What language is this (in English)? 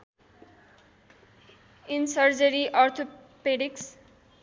Nepali